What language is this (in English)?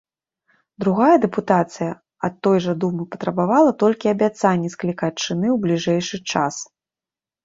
Belarusian